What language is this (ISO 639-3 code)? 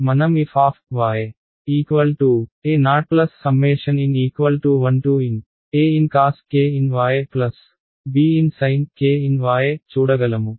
tel